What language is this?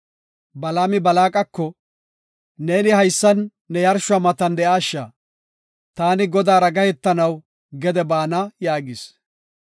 Gofa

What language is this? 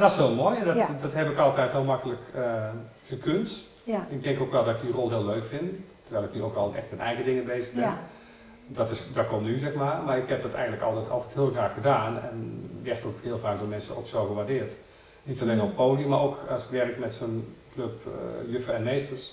Dutch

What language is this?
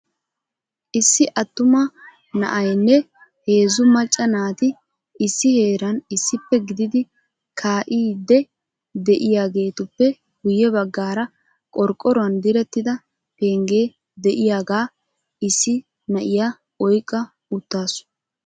Wolaytta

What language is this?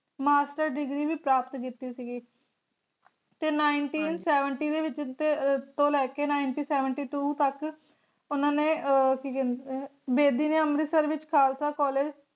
Punjabi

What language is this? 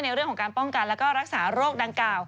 Thai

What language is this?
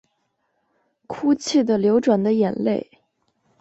Chinese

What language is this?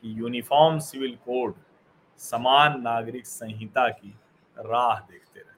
Hindi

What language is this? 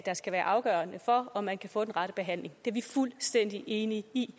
Danish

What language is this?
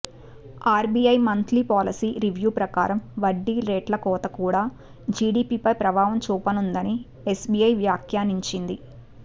Telugu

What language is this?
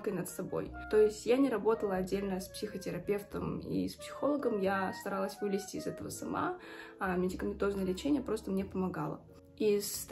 Russian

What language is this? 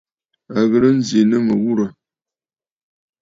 Bafut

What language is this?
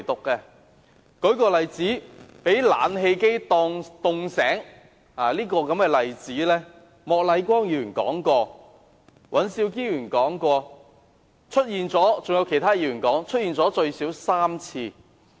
Cantonese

